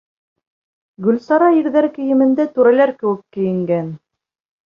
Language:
Bashkir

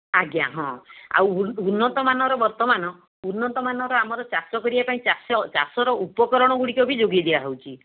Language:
Odia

